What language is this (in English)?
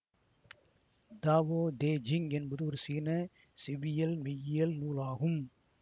Tamil